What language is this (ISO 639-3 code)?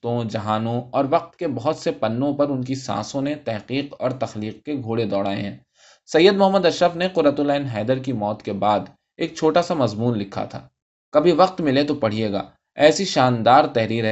urd